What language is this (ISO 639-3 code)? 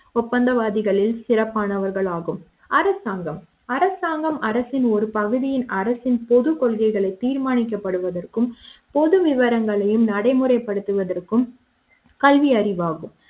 tam